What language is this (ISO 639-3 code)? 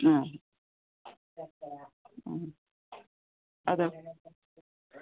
mal